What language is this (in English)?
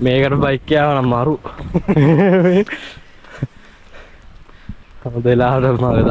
Thai